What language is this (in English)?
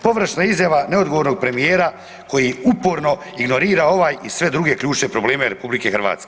Croatian